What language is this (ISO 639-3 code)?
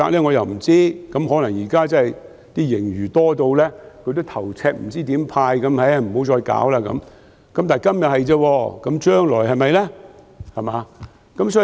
yue